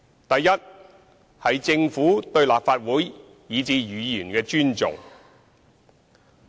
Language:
Cantonese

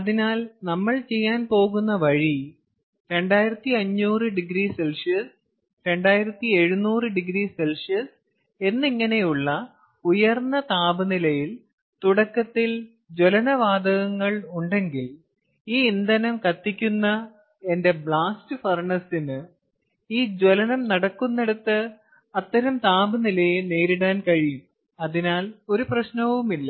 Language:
Malayalam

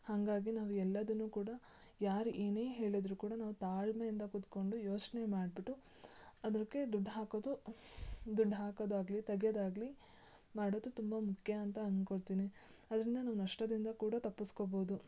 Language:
Kannada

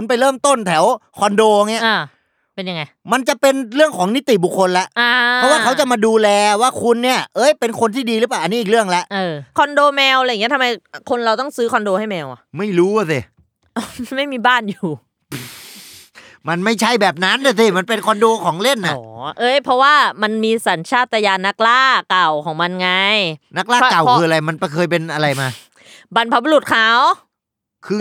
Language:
Thai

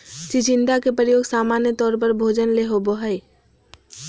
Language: Magahi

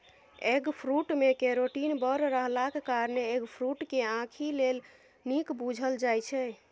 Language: Maithili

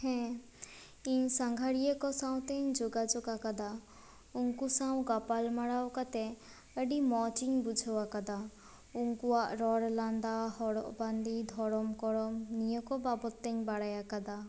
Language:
Santali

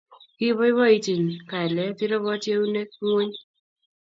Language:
Kalenjin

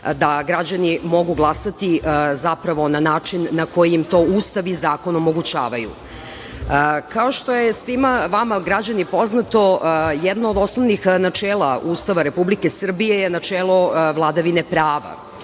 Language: Serbian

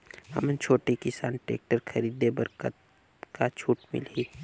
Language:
Chhattisgarhi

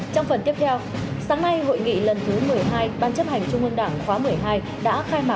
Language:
Vietnamese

